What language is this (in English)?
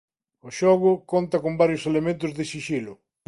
Galician